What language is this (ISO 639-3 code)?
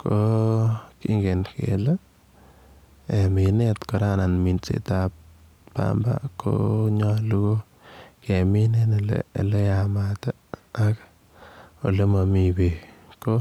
kln